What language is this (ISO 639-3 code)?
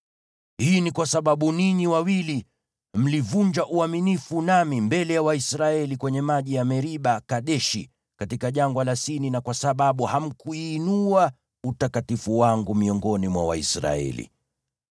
swa